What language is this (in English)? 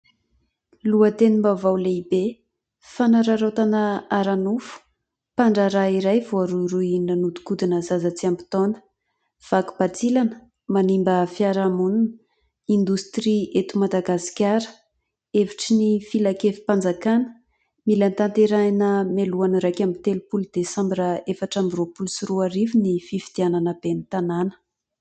Malagasy